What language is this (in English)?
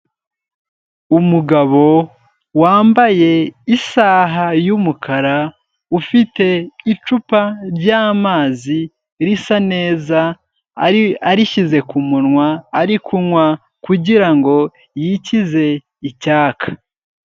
Kinyarwanda